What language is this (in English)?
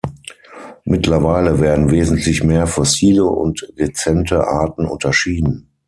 German